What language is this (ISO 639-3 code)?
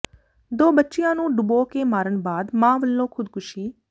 pan